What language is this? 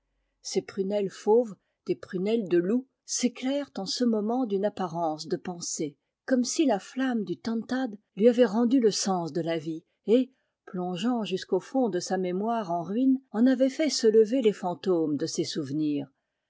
French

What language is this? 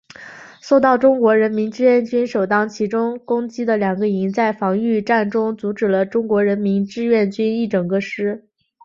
Chinese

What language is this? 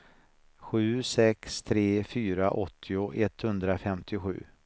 Swedish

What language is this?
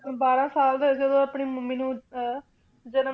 Punjabi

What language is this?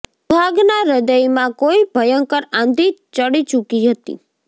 Gujarati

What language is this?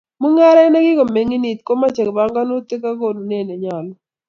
Kalenjin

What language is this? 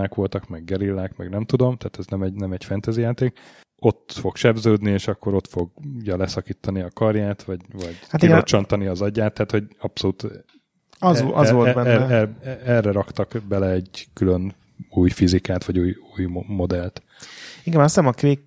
Hungarian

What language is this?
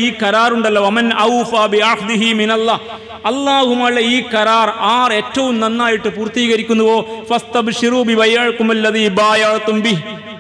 Arabic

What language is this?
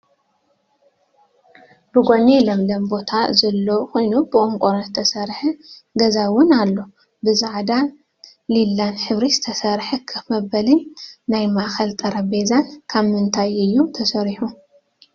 Tigrinya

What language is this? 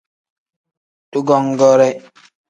Tem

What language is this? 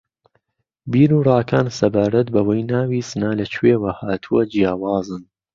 Central Kurdish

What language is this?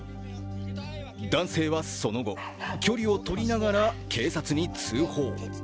Japanese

